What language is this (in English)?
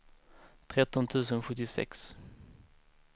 Swedish